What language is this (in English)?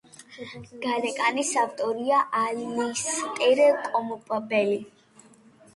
Georgian